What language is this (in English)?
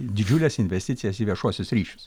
Lithuanian